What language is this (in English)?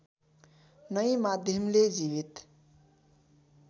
Nepali